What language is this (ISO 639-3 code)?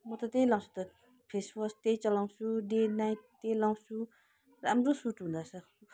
nep